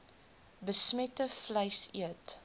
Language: Afrikaans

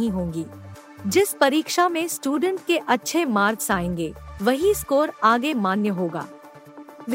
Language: Hindi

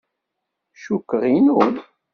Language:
Kabyle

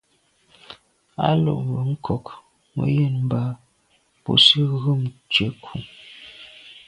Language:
Medumba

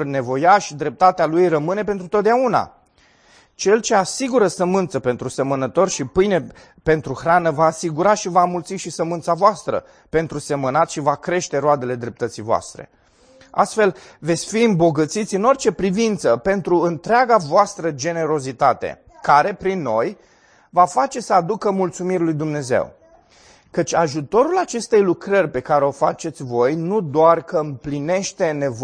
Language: Romanian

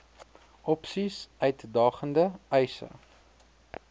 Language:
Afrikaans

